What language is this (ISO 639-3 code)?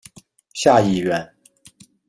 zho